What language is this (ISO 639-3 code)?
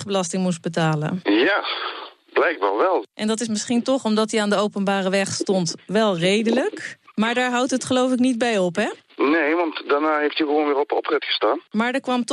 nld